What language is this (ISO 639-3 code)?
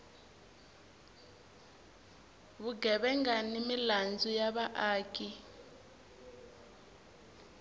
tso